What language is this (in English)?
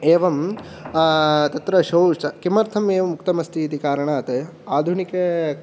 Sanskrit